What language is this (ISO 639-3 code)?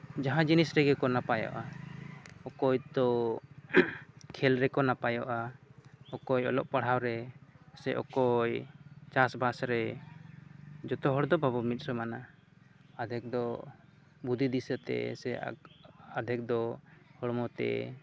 sat